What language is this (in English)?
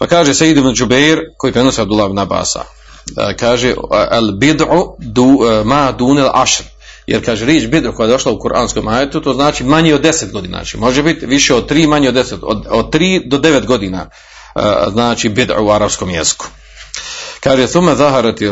Croatian